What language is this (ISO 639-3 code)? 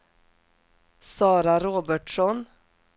swe